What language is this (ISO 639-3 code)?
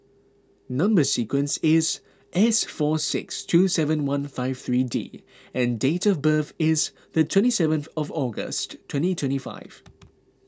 eng